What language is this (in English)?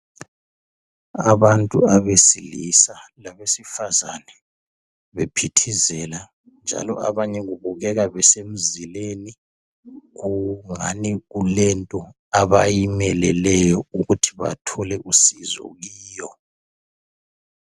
North Ndebele